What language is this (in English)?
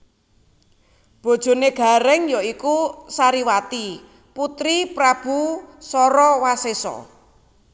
Javanese